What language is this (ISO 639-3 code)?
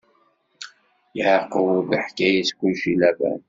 kab